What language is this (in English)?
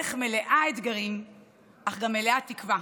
Hebrew